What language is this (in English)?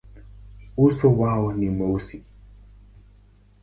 Swahili